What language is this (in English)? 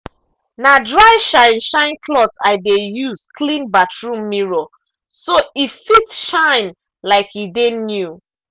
Nigerian Pidgin